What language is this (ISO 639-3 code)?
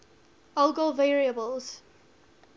eng